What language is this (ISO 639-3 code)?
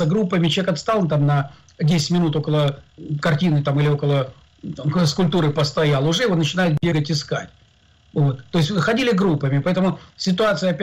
rus